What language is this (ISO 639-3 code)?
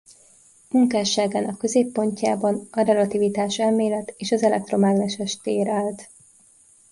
hun